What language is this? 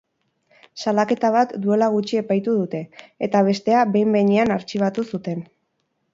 Basque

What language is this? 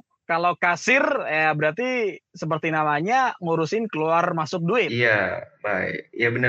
Indonesian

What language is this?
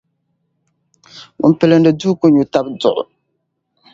Dagbani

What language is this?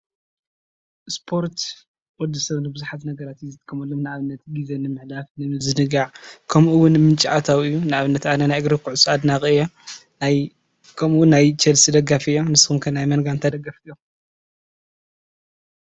Tigrinya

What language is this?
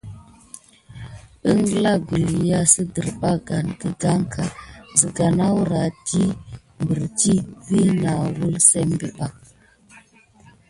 Gidar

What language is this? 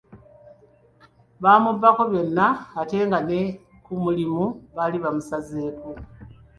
Ganda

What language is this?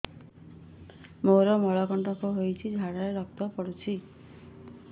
Odia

